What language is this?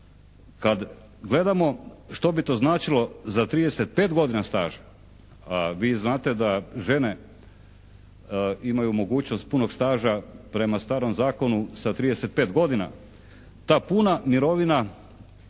Croatian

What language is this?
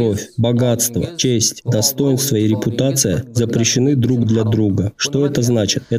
Russian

